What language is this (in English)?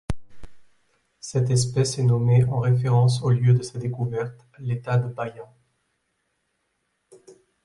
French